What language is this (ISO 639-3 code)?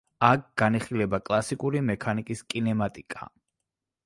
kat